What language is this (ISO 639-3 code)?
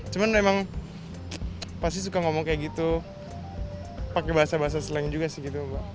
ind